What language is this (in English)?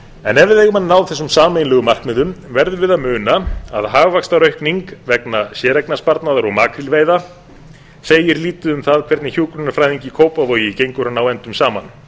Icelandic